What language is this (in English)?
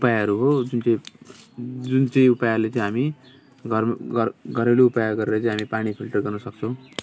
Nepali